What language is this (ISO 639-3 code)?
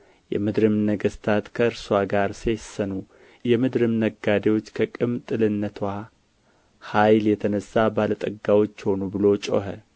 amh